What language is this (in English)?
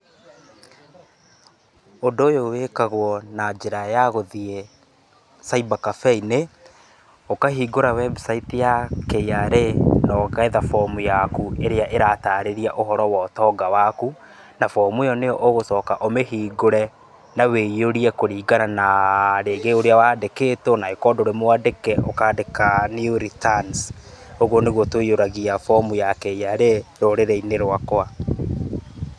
Kikuyu